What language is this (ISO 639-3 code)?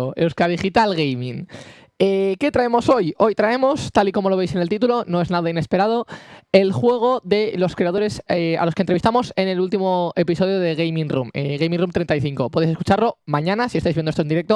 spa